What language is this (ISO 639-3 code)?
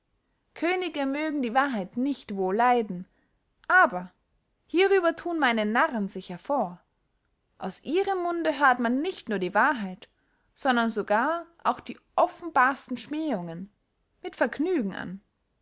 deu